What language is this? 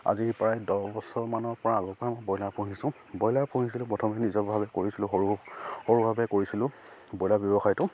Assamese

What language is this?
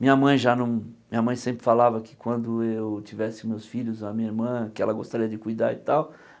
Portuguese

